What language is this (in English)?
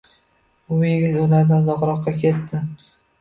Uzbek